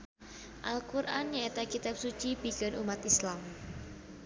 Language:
Sundanese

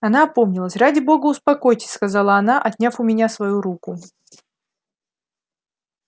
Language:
Russian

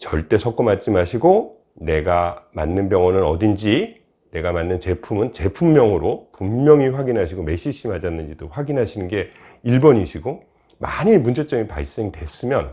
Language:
Korean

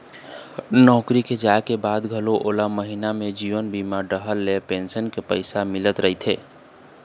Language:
Chhattisgarhi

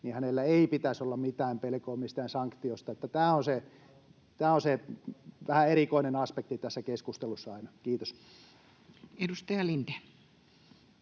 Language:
Finnish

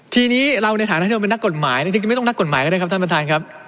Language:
Thai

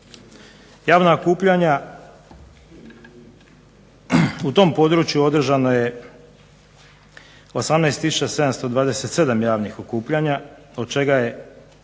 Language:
Croatian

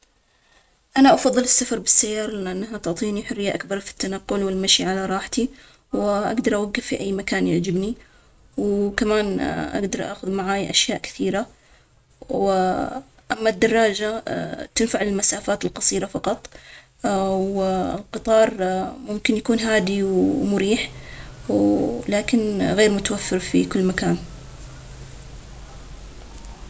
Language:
Omani Arabic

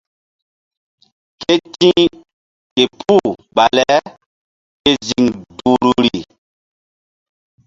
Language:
Mbum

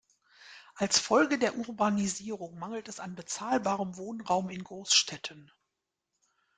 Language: German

